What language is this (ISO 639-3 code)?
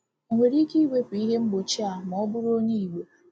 ibo